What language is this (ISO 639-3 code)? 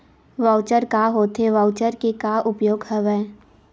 hne